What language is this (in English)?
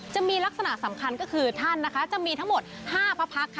Thai